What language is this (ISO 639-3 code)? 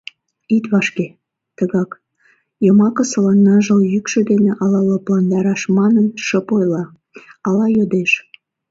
chm